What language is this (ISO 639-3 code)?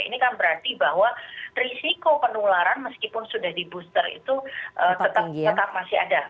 ind